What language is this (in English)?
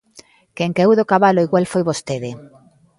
Galician